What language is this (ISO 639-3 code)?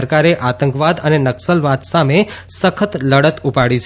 guj